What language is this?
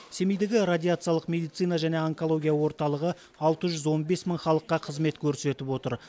Kazakh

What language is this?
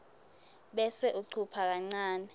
Swati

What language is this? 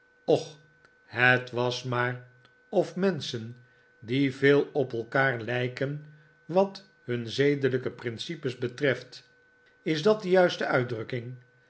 Dutch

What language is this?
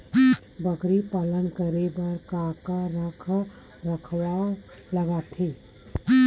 Chhattisgarhi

